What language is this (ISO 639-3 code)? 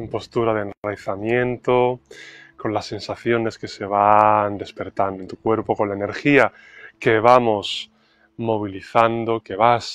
spa